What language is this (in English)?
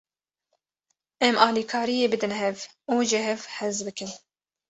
Kurdish